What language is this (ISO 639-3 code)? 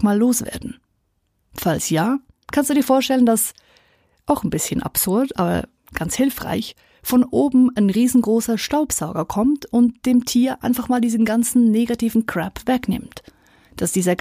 deu